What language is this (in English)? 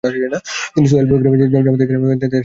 Bangla